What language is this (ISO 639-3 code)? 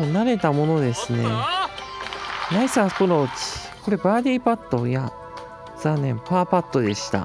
jpn